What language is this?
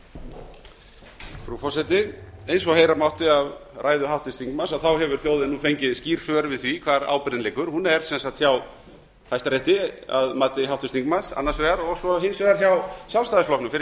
Icelandic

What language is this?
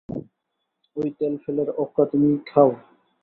Bangla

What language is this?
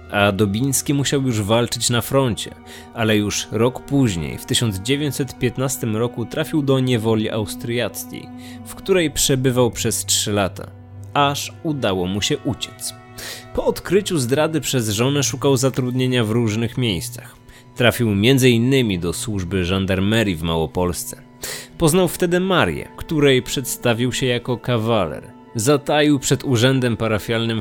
Polish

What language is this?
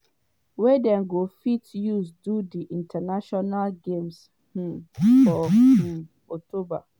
Nigerian Pidgin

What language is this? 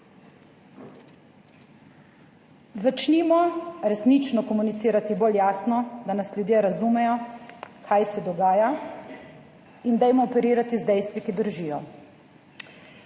Slovenian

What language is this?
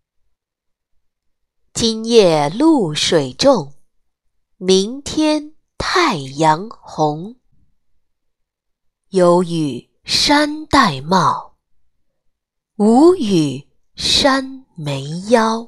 Chinese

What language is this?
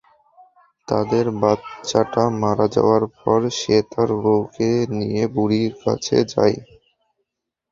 Bangla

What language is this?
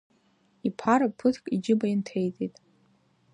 Abkhazian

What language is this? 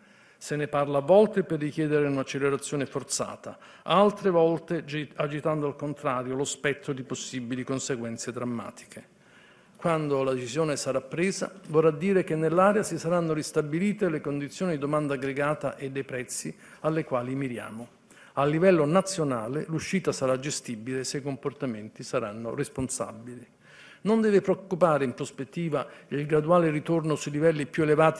Italian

